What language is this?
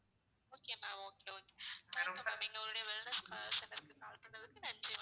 Tamil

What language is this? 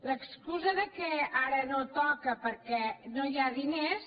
Catalan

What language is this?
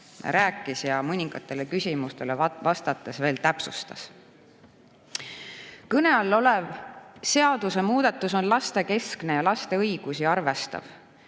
Estonian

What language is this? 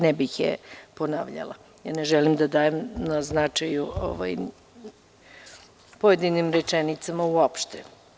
Serbian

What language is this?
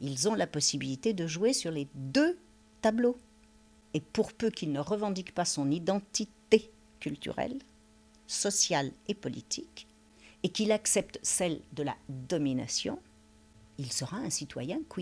French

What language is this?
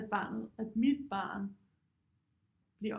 Danish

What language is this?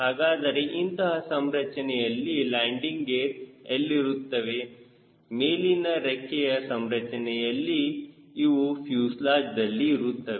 Kannada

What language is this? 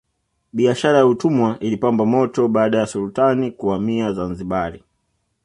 Swahili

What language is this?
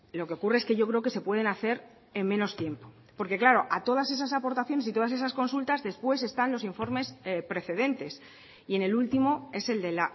Spanish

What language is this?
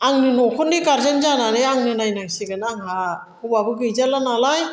Bodo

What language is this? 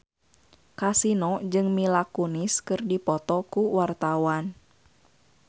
Sundanese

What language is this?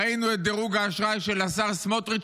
Hebrew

